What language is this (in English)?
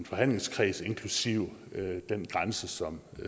Danish